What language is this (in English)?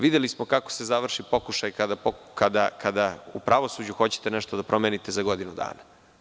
Serbian